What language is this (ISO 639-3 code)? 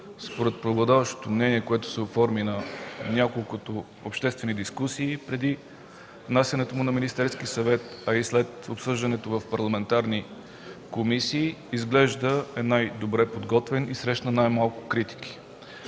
bul